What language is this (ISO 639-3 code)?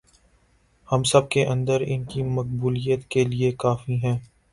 urd